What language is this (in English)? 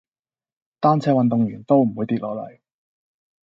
Cantonese